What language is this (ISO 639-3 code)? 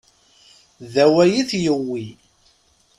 kab